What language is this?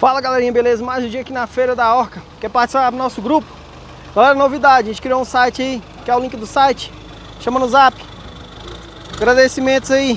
Portuguese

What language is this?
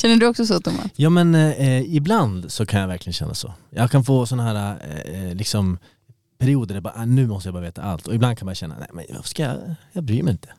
Swedish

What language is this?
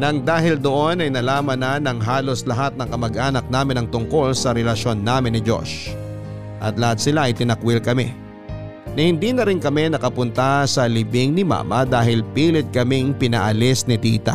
Filipino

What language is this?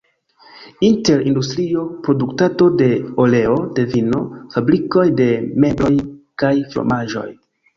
Esperanto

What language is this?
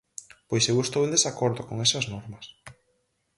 Galician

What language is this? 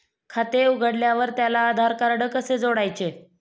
Marathi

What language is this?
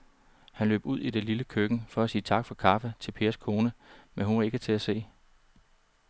Danish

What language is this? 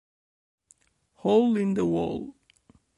Italian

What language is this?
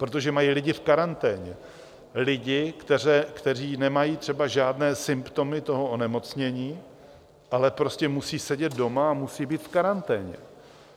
Czech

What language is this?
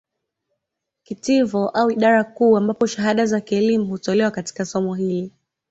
Swahili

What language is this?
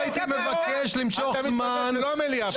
Hebrew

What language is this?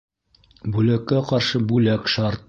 Bashkir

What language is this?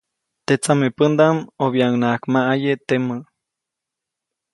Copainalá Zoque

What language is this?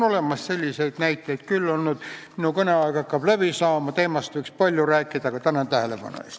Estonian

